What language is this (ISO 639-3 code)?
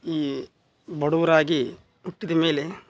kan